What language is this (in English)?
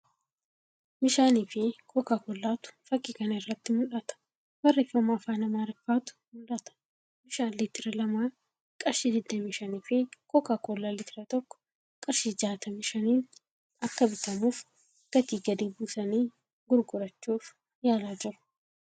Oromo